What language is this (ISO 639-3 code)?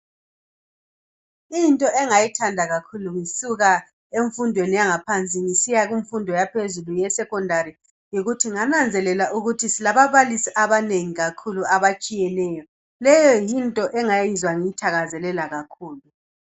nde